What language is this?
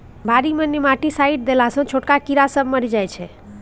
Maithili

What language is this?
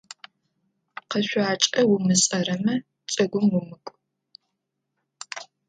Adyghe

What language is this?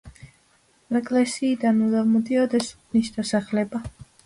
Georgian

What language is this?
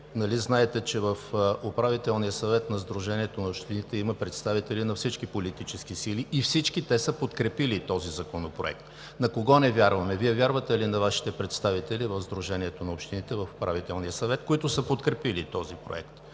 Bulgarian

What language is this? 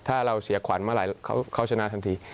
Thai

